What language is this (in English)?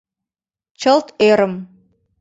Mari